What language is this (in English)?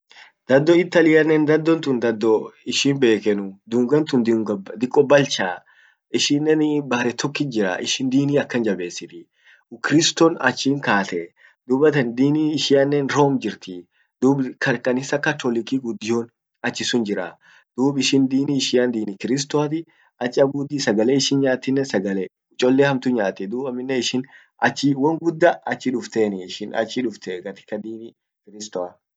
Orma